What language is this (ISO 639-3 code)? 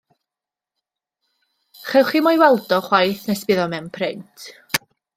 cym